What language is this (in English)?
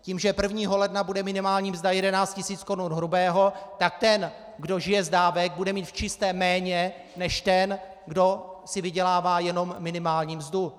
Czech